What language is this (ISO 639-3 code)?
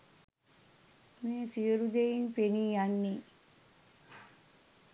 sin